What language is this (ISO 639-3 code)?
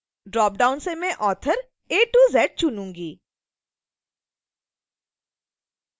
hin